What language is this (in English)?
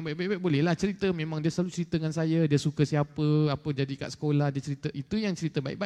Malay